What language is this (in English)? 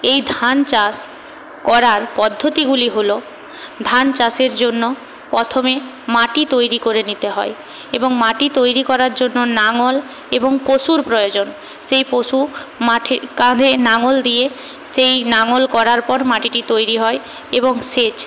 Bangla